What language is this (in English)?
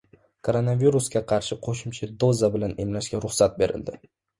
Uzbek